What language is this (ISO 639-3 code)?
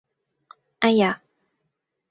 yue